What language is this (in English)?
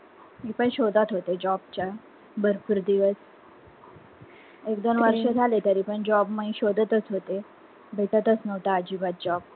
Marathi